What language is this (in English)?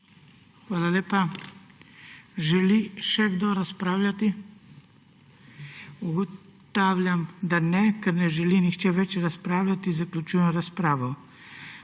Slovenian